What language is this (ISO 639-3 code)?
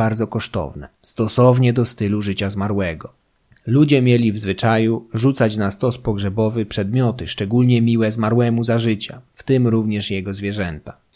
pol